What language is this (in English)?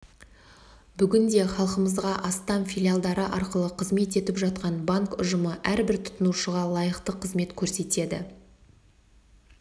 Kazakh